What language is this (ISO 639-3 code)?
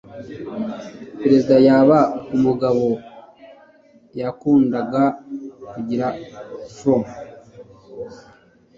kin